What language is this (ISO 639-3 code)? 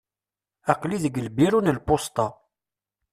kab